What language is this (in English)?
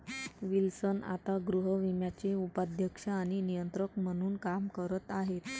Marathi